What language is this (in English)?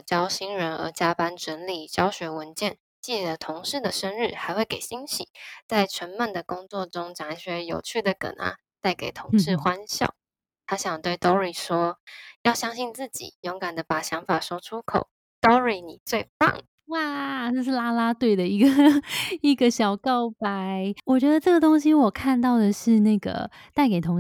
Chinese